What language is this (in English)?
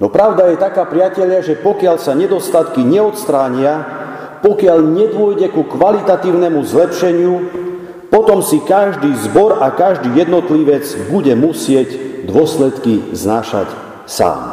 Slovak